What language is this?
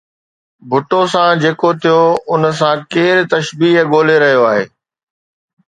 Sindhi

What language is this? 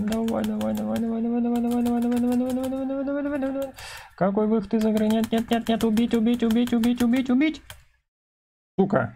Russian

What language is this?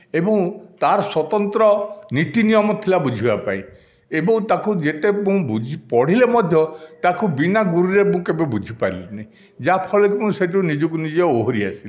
Odia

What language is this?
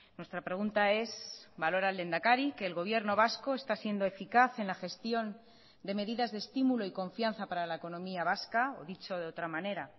Spanish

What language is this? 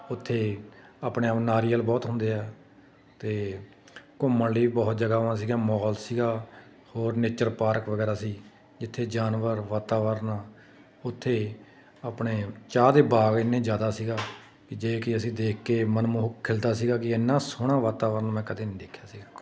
Punjabi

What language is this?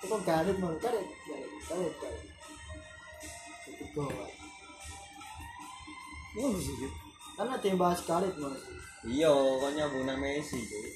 Indonesian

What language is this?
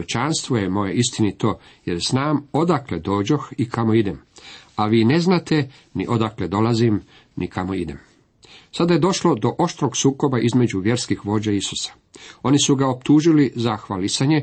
Croatian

